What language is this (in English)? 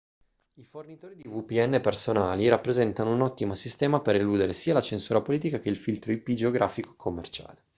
Italian